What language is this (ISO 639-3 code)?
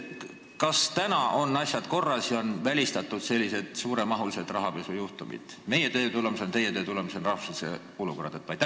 est